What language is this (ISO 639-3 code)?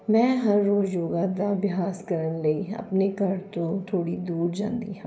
pan